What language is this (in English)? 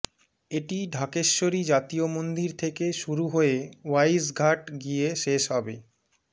Bangla